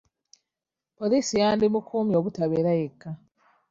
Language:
Ganda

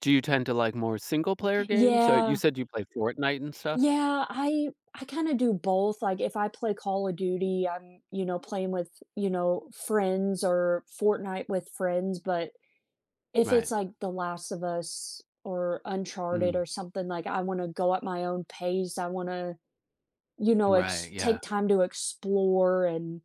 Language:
English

